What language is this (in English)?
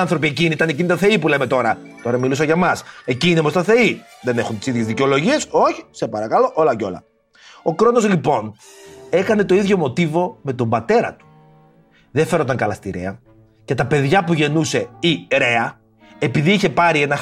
Greek